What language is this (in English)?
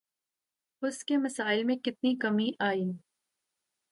Urdu